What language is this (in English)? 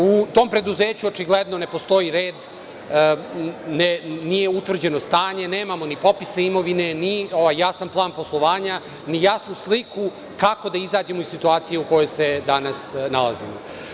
Serbian